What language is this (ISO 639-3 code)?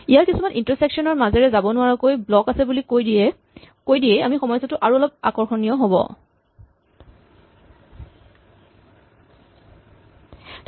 asm